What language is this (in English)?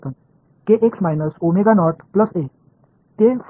Tamil